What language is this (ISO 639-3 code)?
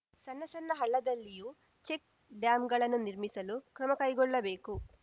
kan